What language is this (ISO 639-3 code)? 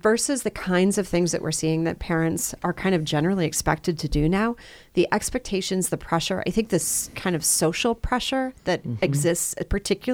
eng